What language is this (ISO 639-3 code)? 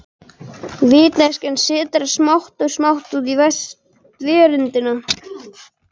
isl